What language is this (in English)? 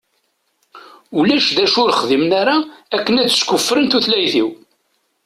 Kabyle